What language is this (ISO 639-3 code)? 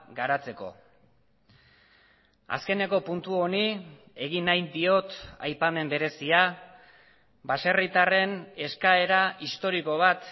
eus